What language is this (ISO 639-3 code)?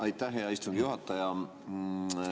est